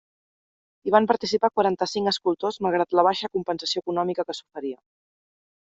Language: Catalan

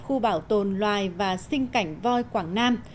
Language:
Vietnamese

